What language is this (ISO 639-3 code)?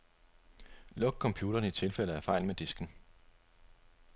dan